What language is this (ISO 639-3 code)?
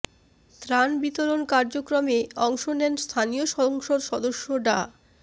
ben